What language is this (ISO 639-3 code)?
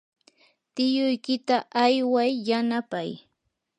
qur